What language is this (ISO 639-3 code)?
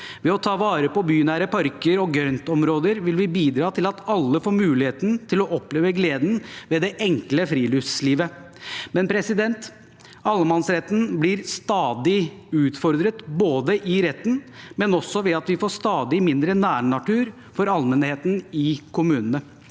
nor